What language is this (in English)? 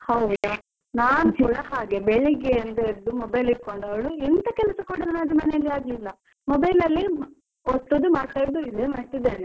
Kannada